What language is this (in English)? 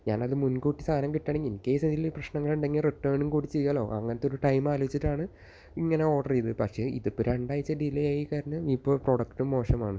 Malayalam